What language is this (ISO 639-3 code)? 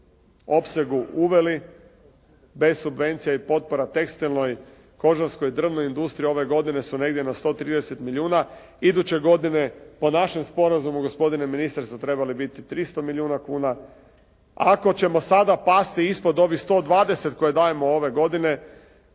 hrv